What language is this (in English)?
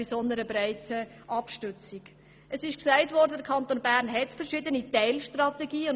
Swiss German